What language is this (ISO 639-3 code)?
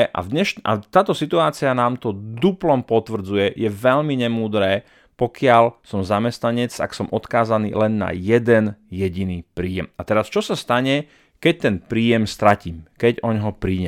slk